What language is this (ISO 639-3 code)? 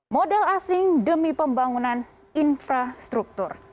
ind